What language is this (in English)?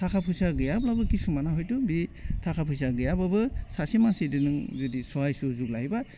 Bodo